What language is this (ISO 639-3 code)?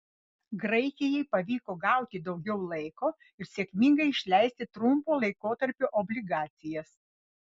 lit